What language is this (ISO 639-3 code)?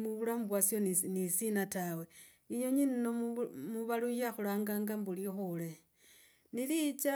rag